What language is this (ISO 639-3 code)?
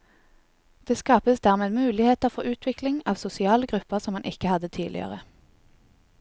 nor